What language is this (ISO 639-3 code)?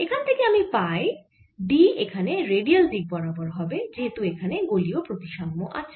ben